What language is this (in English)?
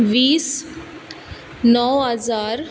Konkani